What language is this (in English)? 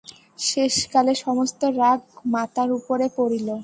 Bangla